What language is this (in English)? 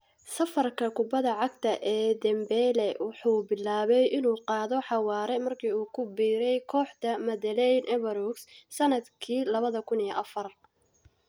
Somali